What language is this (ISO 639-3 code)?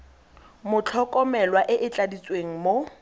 tsn